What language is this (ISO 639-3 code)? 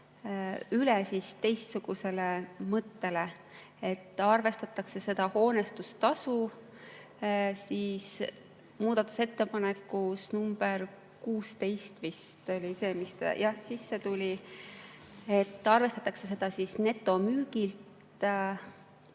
est